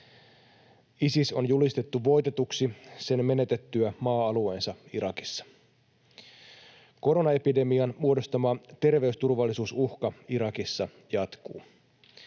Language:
Finnish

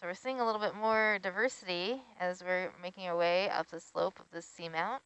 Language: English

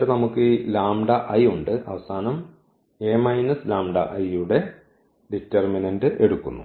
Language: Malayalam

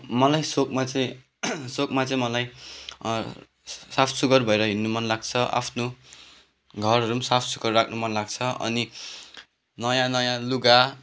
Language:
Nepali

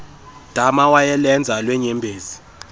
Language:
Xhosa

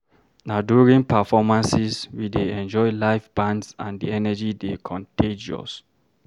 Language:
Nigerian Pidgin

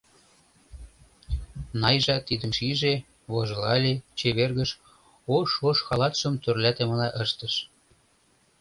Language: Mari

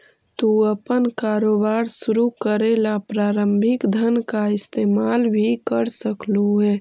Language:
Magahi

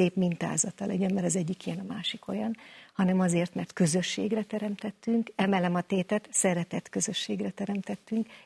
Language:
Hungarian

